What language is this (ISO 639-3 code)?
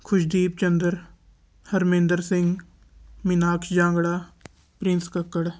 pan